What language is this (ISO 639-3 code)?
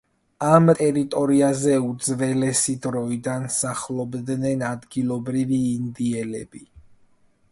kat